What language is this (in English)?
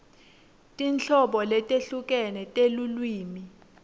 Swati